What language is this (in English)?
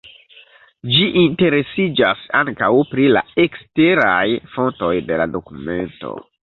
Esperanto